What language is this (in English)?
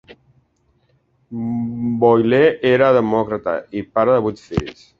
Catalan